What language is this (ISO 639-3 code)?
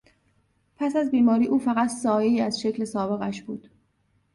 fas